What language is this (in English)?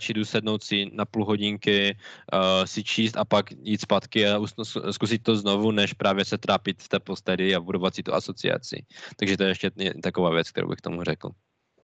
Czech